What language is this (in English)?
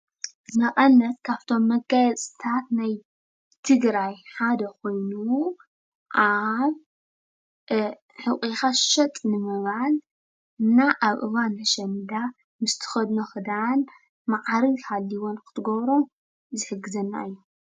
Tigrinya